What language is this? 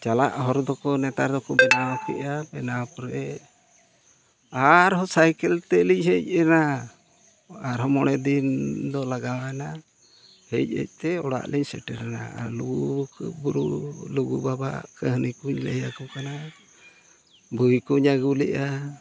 Santali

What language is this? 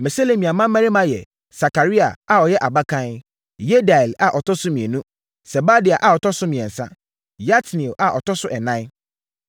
Akan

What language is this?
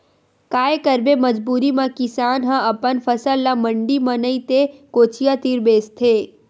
Chhattisgarhi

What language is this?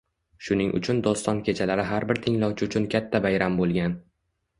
Uzbek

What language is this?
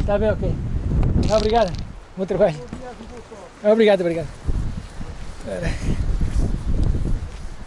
Portuguese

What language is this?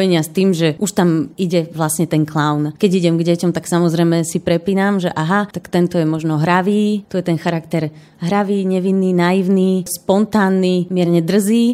Slovak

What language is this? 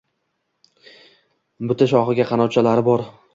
Uzbek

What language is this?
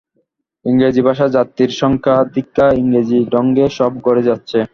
Bangla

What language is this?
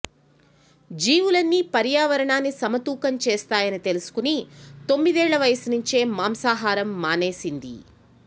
Telugu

